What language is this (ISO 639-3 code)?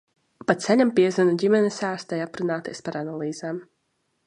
lav